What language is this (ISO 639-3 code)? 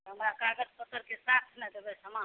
mai